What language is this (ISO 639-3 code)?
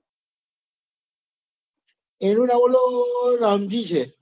guj